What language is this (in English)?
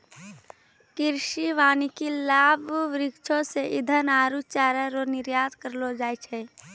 Maithili